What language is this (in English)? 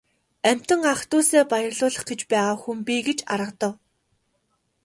Mongolian